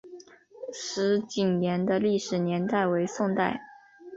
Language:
Chinese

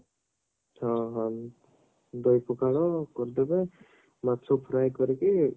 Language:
Odia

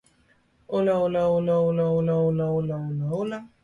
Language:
English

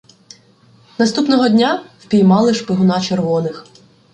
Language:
Ukrainian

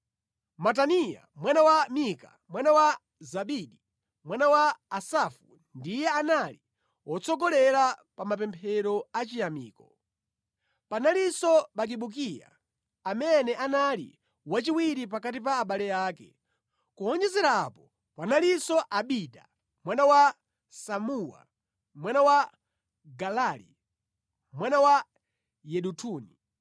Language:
Nyanja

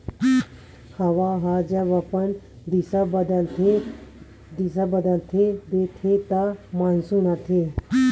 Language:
Chhattisgarhi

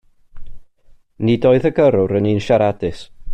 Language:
Welsh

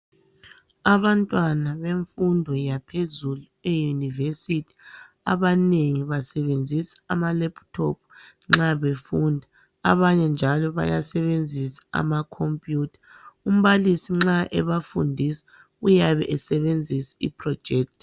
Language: North Ndebele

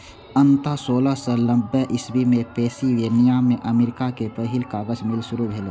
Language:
Maithili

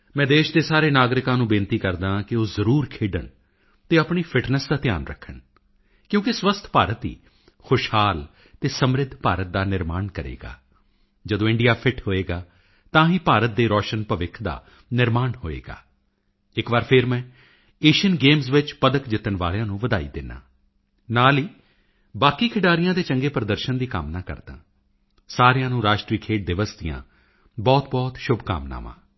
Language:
Punjabi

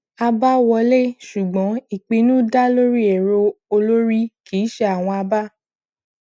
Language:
Yoruba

